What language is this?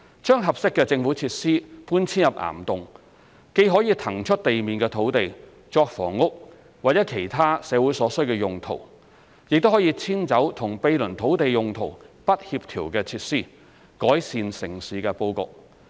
Cantonese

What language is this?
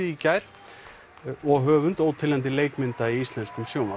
Icelandic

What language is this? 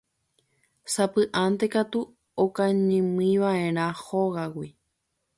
Guarani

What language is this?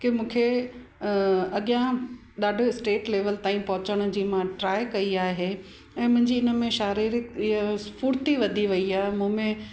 Sindhi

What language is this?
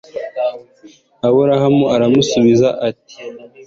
Kinyarwanda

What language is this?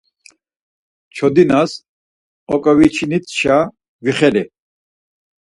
Laz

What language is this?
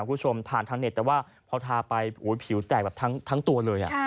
Thai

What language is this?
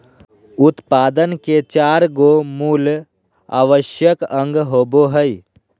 Magahi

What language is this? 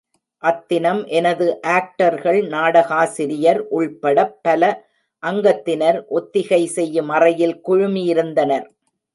Tamil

